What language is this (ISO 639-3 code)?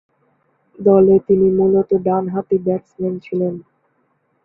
ben